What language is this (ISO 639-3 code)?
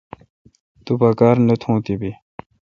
xka